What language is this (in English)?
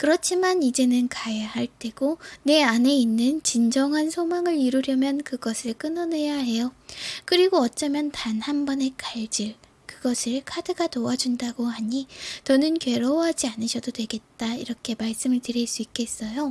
Korean